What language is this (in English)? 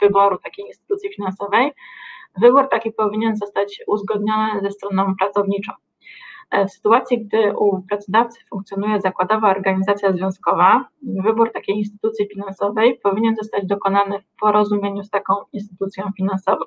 Polish